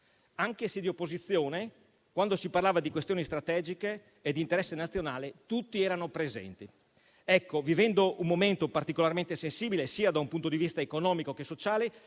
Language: Italian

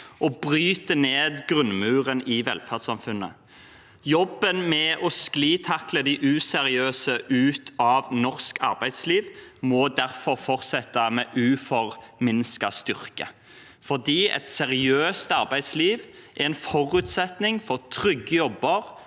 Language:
Norwegian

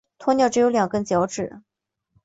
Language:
Chinese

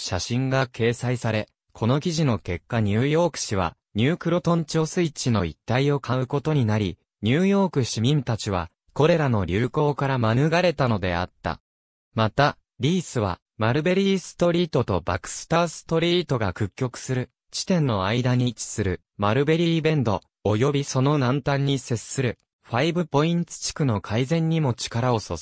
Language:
Japanese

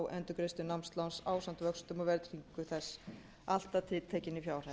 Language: Icelandic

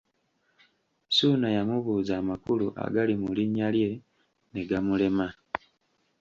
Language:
Ganda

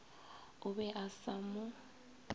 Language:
Northern Sotho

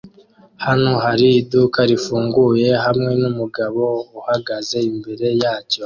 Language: Kinyarwanda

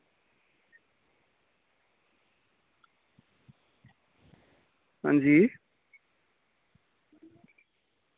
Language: Dogri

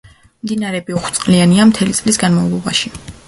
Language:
Georgian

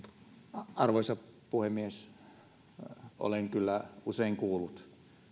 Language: Finnish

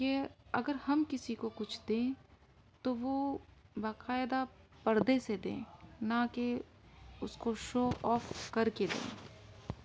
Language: Urdu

